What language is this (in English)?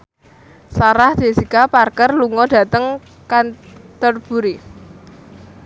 Javanese